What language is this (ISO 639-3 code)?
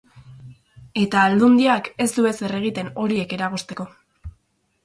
eus